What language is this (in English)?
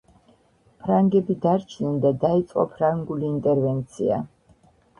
Georgian